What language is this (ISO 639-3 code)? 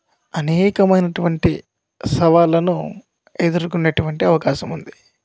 tel